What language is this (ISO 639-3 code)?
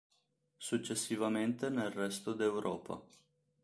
ita